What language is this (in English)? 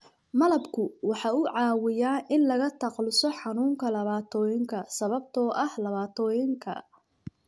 Somali